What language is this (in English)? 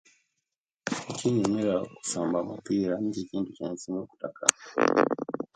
Kenyi